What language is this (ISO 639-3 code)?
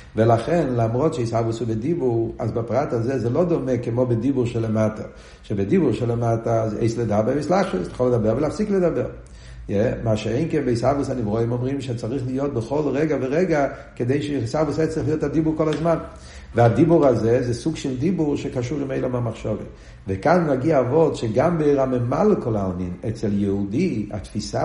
heb